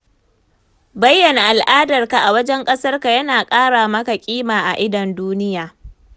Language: Hausa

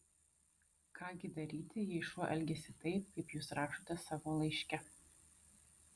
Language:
Lithuanian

